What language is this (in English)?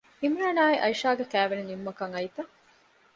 Divehi